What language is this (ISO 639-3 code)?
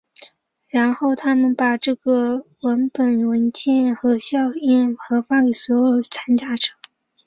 zho